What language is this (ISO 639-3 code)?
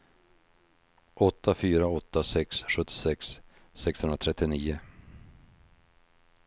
swe